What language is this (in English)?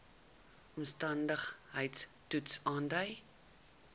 Afrikaans